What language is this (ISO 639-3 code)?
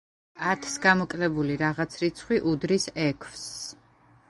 kat